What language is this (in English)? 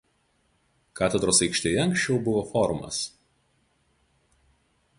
Lithuanian